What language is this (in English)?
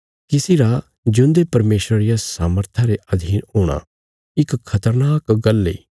Bilaspuri